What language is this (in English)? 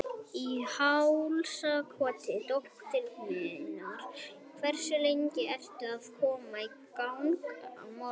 Icelandic